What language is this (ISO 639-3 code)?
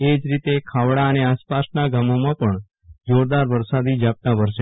guj